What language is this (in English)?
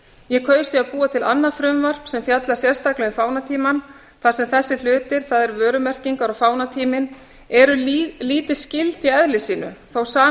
Icelandic